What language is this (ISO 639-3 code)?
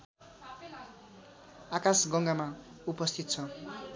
nep